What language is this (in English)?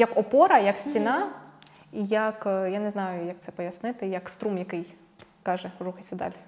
Ukrainian